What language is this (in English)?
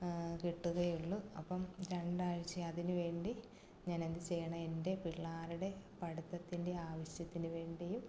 Malayalam